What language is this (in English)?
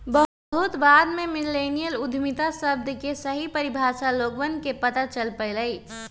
Magahi